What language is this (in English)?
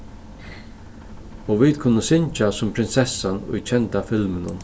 Faroese